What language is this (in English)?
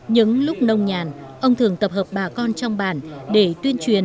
Vietnamese